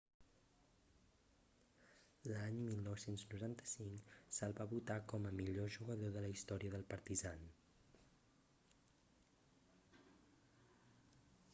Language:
Catalan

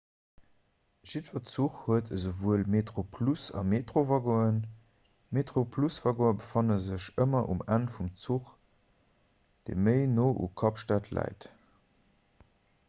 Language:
Luxembourgish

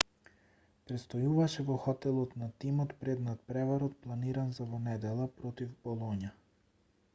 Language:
Macedonian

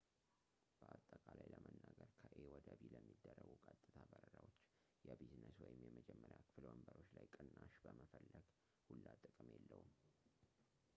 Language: Amharic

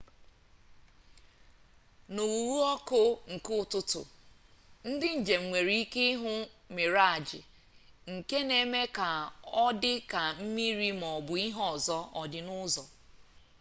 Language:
Igbo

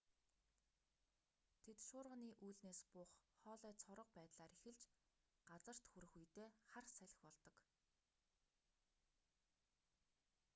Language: Mongolian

